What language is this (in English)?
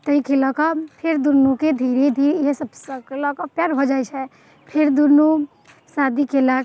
Maithili